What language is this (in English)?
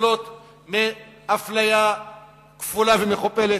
Hebrew